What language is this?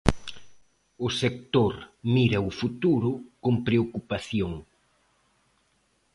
Galician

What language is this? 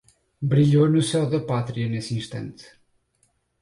Portuguese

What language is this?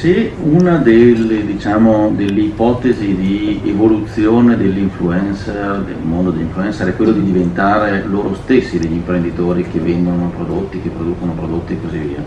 Italian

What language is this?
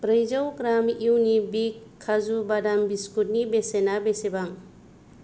Bodo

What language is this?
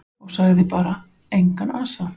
Icelandic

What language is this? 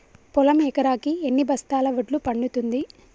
Telugu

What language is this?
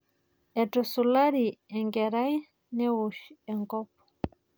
Masai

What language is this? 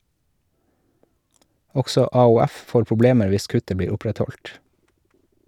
Norwegian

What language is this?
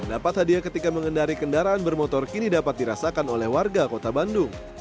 Indonesian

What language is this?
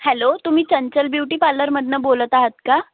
Marathi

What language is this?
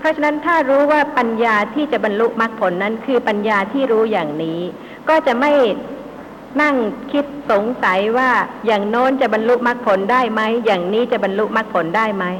Thai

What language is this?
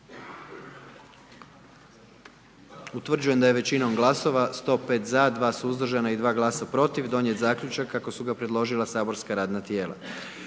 Croatian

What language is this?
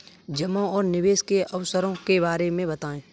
Hindi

